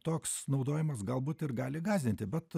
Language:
Lithuanian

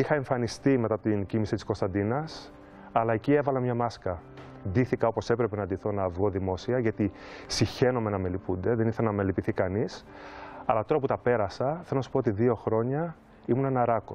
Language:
Greek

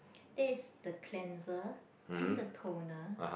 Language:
English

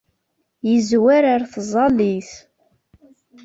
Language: Kabyle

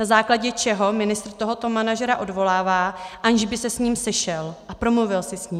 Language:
Czech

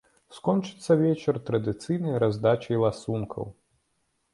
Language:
Belarusian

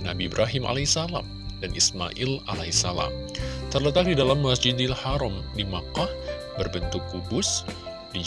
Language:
Indonesian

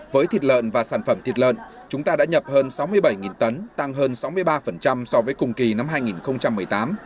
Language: Vietnamese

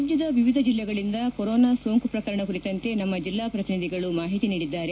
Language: Kannada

